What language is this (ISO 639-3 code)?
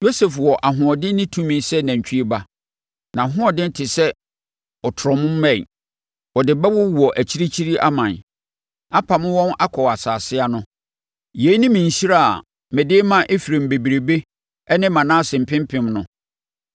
aka